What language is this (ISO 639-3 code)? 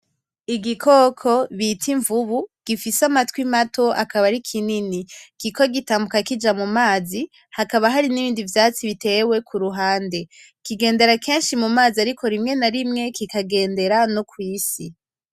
run